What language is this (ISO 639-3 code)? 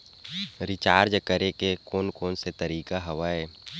hne